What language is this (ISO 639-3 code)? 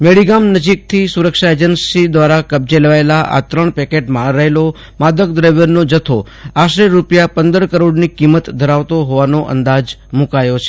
guj